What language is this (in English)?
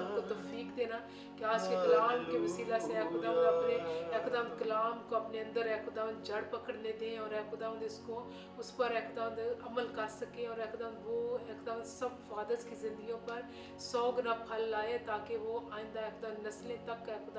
Urdu